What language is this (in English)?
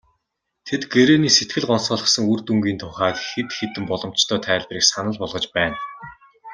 Mongolian